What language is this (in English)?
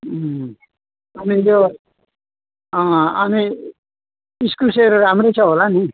Nepali